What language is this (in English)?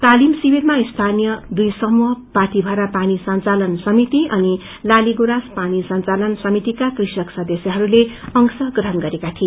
Nepali